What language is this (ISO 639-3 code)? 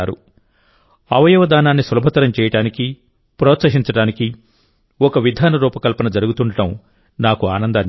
tel